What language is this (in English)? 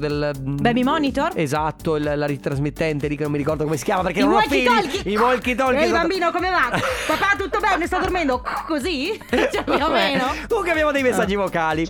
Italian